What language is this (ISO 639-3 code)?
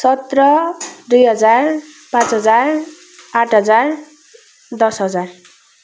nep